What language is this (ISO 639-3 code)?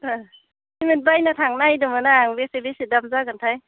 brx